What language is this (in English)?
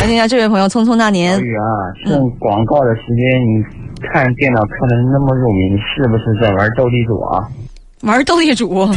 Chinese